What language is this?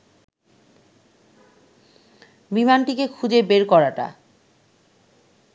Bangla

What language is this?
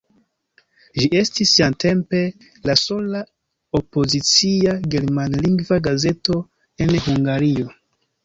Esperanto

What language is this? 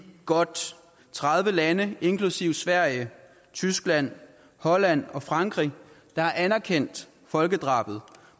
Danish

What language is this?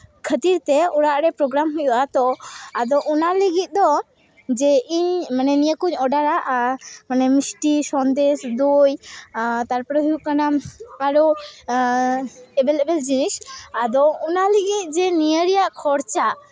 Santali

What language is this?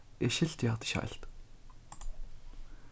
Faroese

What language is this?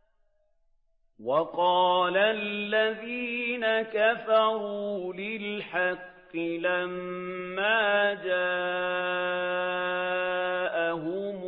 Arabic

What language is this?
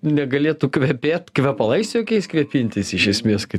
Lithuanian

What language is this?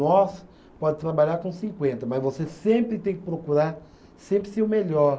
Portuguese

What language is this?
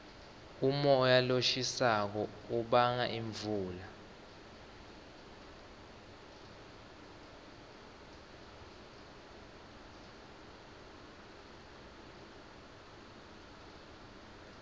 Swati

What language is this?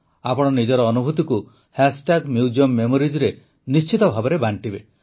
Odia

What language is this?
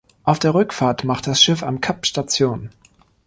German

